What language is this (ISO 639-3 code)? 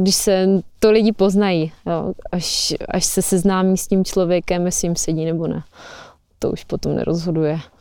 ces